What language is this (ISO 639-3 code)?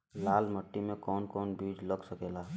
bho